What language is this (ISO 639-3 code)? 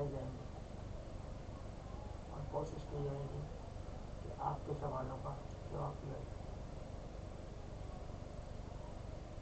hin